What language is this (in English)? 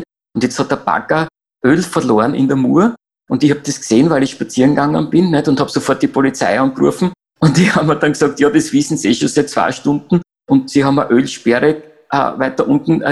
German